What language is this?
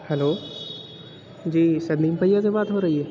Urdu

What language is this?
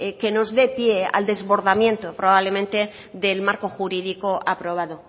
Spanish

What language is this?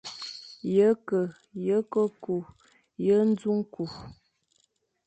Fang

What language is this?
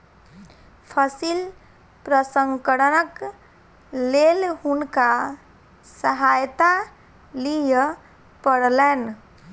Maithili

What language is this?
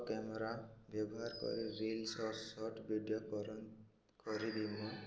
Odia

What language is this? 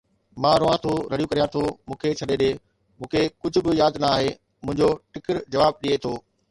Sindhi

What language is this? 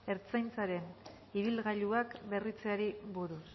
Basque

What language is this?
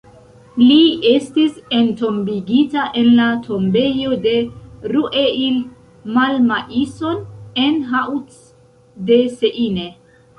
Esperanto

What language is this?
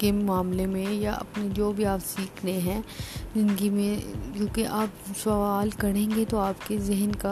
Urdu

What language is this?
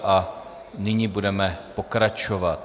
Czech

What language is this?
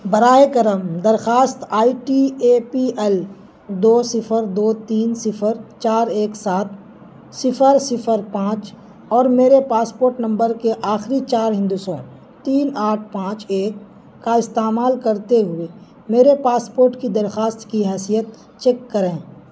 Urdu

